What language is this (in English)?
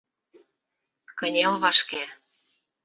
Mari